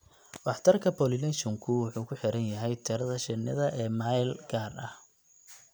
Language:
Somali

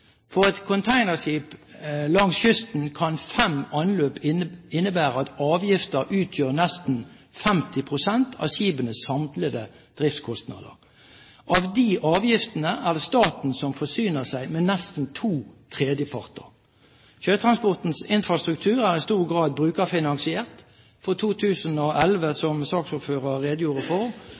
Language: Norwegian Bokmål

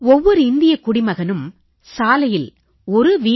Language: Tamil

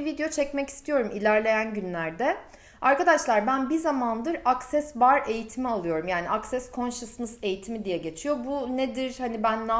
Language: Turkish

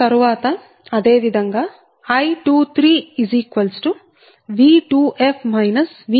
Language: Telugu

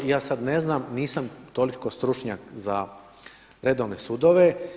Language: Croatian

